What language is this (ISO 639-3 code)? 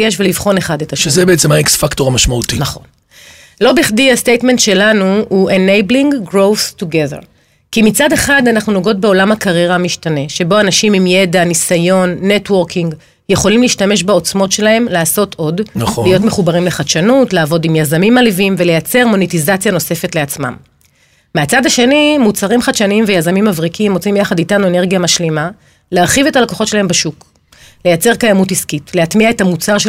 heb